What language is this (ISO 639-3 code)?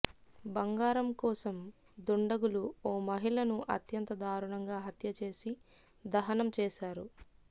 tel